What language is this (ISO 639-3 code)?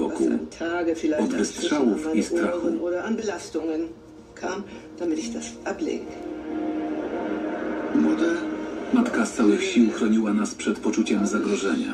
pol